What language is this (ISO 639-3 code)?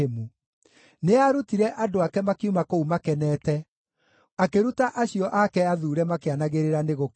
kik